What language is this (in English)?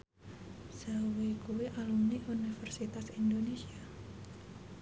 Javanese